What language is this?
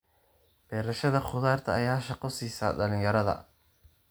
Somali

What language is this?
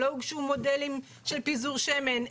Hebrew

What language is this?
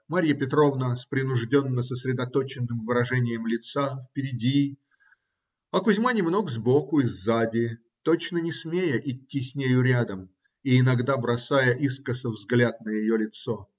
Russian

